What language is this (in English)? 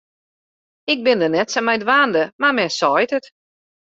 Western Frisian